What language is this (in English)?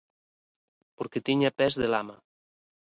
Galician